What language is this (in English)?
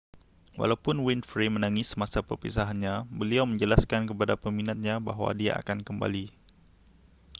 Malay